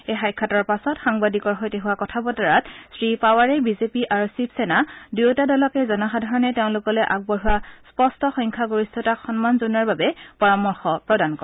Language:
Assamese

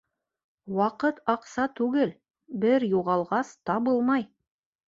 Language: Bashkir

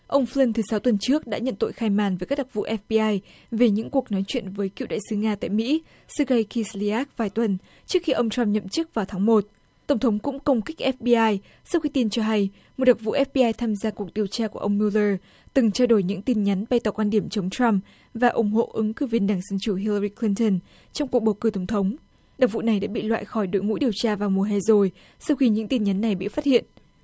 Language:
Vietnamese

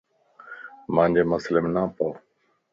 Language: Lasi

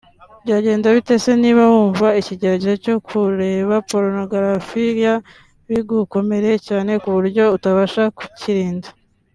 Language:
Kinyarwanda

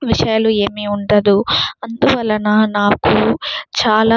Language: Telugu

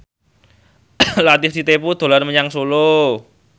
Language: Javanese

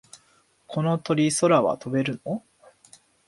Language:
Japanese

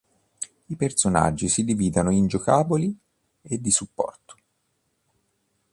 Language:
Italian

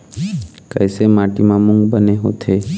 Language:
Chhattisgarhi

